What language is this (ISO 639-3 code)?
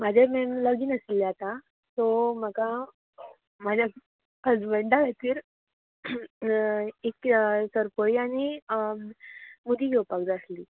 kok